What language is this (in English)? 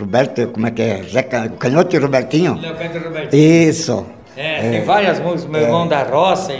Portuguese